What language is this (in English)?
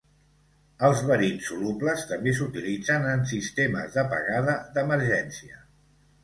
Catalan